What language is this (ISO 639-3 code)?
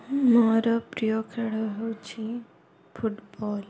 ori